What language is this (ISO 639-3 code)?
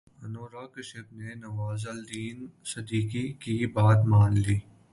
urd